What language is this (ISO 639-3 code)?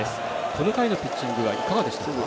jpn